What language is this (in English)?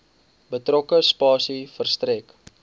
Afrikaans